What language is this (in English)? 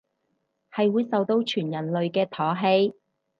Cantonese